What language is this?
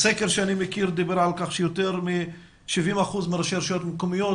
Hebrew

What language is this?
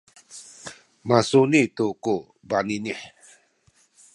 Sakizaya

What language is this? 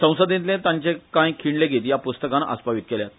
Konkani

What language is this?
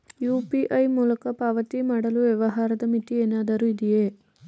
Kannada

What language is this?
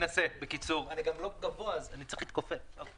Hebrew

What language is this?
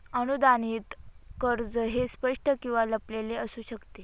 Marathi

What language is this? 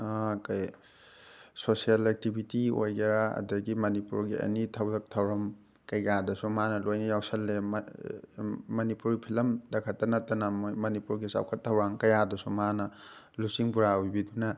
Manipuri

